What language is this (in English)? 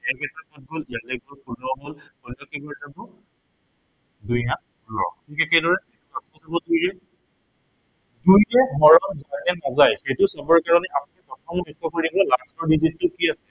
Assamese